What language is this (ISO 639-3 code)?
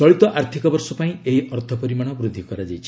ori